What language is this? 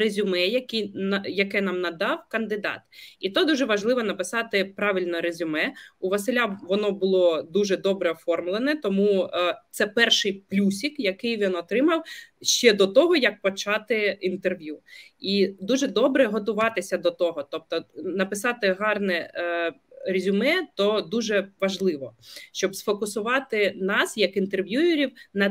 Ukrainian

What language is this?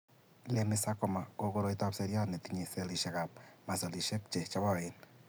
Kalenjin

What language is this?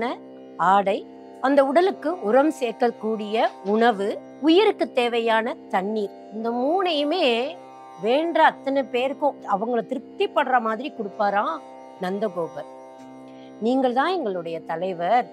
Tamil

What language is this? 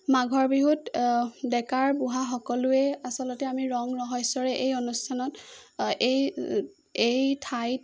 Assamese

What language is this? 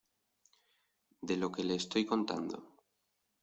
Spanish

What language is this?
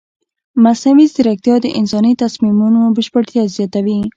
Pashto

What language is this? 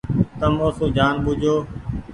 Goaria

